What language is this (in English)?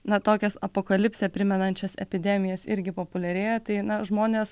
Lithuanian